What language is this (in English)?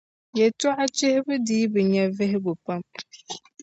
Dagbani